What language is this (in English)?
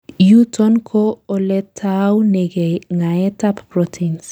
Kalenjin